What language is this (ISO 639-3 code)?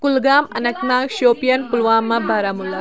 kas